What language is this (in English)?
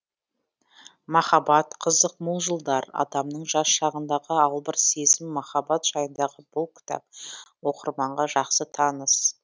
Kazakh